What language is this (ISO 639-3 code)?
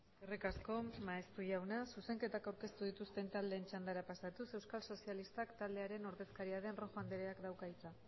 eus